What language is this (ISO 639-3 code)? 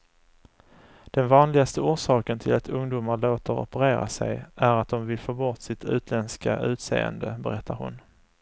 swe